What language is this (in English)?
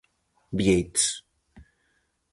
Galician